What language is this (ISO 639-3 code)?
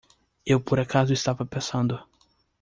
por